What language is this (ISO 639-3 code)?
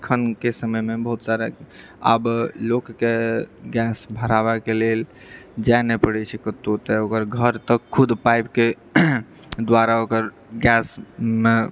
mai